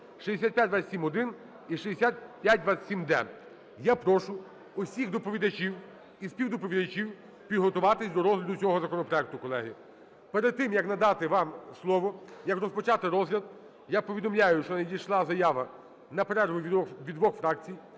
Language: Ukrainian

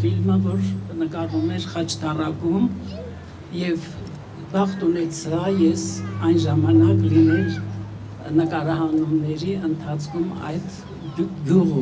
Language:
Turkish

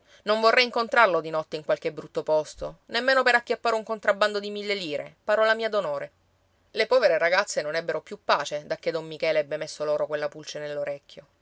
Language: Italian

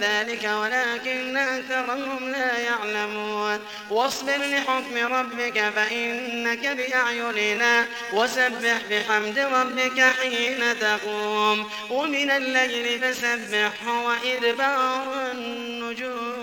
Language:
Arabic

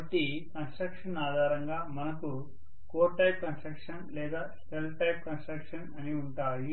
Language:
Telugu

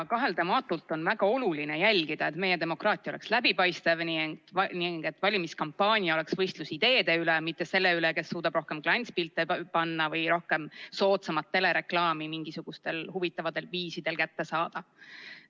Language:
Estonian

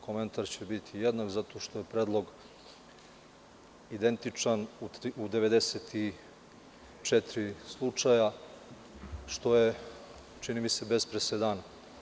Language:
Serbian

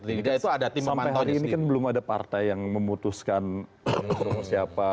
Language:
Indonesian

